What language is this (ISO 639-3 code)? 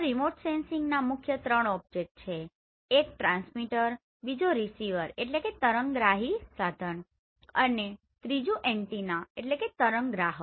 guj